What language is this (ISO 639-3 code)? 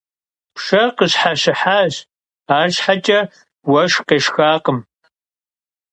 kbd